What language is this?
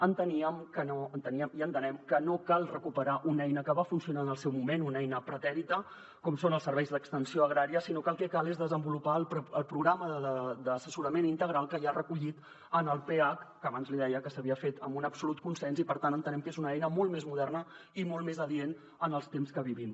Catalan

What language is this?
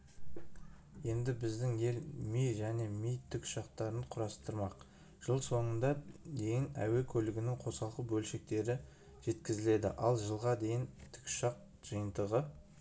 Kazakh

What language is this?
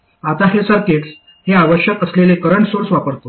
Marathi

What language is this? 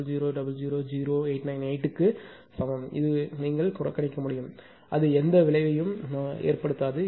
Tamil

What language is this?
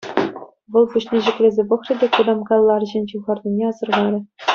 Chuvash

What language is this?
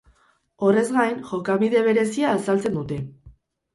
Basque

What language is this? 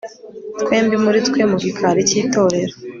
Kinyarwanda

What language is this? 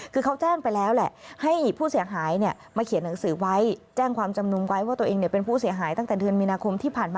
Thai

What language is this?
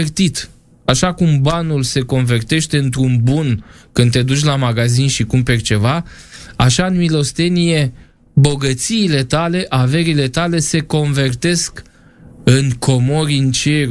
Romanian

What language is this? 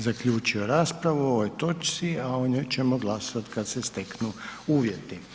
Croatian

